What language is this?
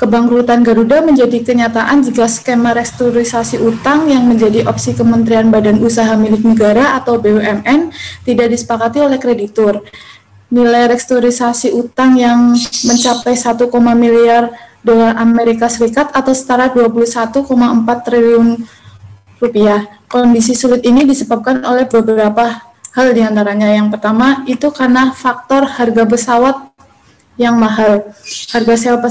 Indonesian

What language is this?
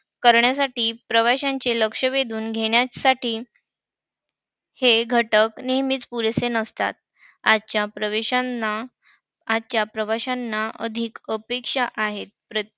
Marathi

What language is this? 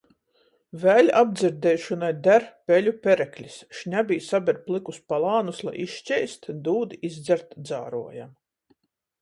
Latgalian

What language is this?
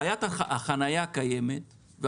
Hebrew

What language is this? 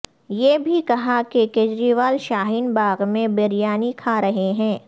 Urdu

